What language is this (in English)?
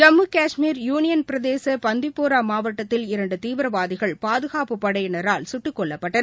Tamil